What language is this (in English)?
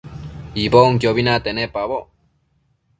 Matsés